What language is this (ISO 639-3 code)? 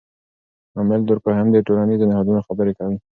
pus